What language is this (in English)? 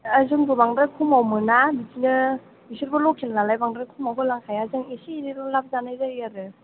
Bodo